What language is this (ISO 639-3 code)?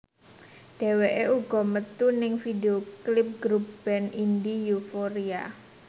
jav